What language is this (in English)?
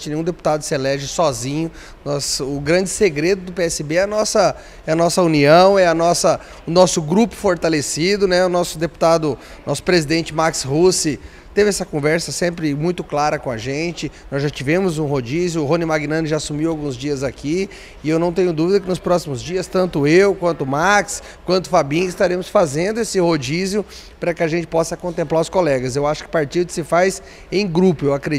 Portuguese